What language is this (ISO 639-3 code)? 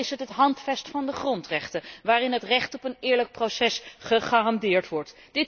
nld